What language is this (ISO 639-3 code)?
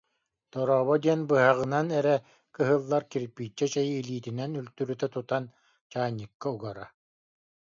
sah